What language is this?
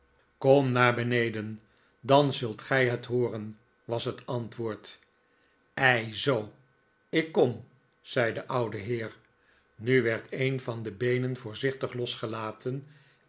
Dutch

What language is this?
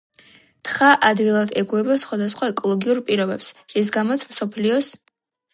Georgian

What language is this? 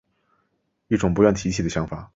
Chinese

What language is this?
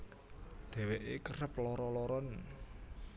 Javanese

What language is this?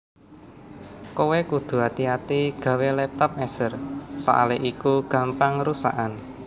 Javanese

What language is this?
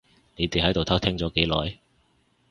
Cantonese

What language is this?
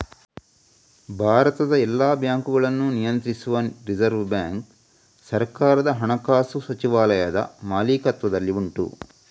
Kannada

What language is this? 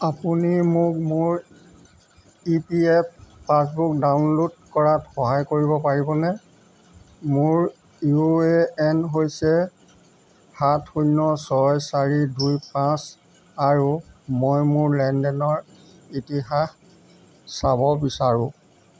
Assamese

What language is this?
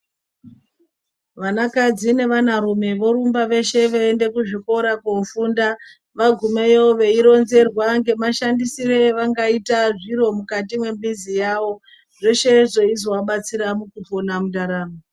Ndau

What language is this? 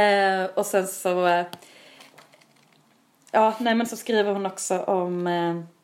Swedish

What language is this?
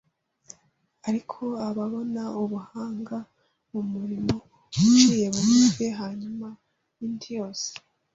Kinyarwanda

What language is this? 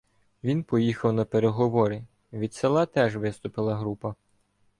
Ukrainian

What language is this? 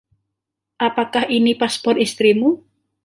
Indonesian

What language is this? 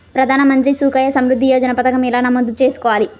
Telugu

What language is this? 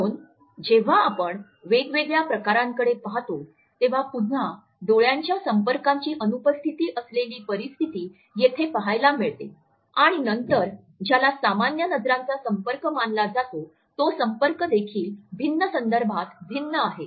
Marathi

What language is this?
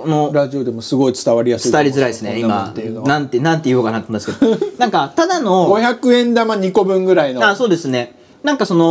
Japanese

